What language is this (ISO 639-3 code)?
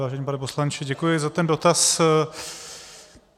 ces